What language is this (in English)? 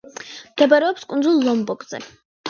Georgian